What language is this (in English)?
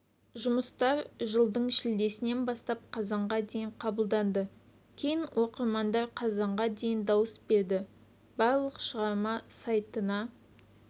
Kazakh